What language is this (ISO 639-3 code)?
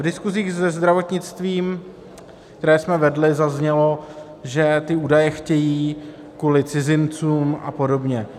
ces